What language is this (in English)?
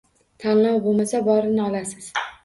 Uzbek